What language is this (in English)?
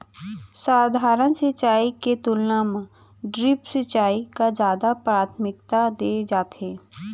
Chhattisgarhi